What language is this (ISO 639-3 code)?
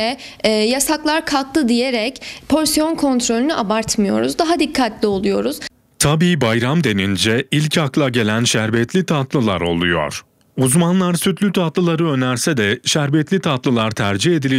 tur